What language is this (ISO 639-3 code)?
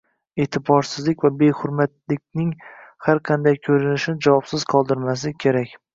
uzb